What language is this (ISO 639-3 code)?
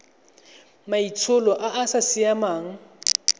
tsn